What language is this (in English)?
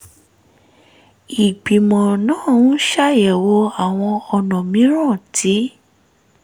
Yoruba